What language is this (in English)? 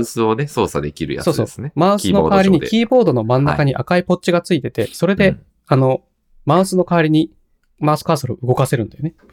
Japanese